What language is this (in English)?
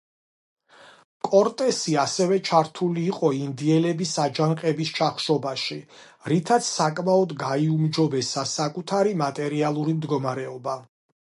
Georgian